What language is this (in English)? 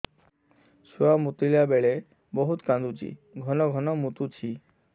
Odia